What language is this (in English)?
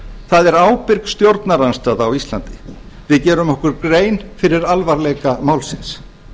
Icelandic